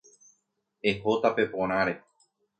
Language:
Guarani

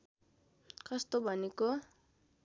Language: Nepali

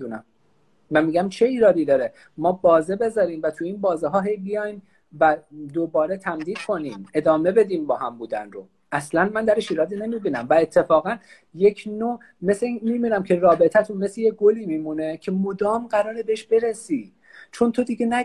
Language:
Persian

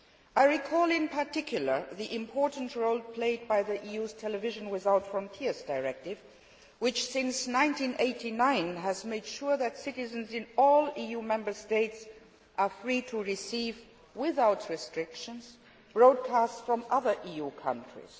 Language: English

